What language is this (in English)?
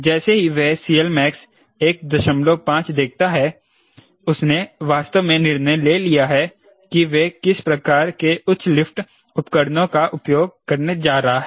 Hindi